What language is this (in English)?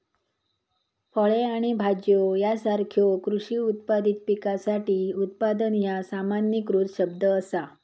Marathi